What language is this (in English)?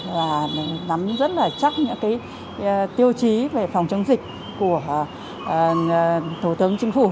Vietnamese